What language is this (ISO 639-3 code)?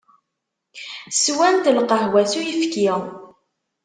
kab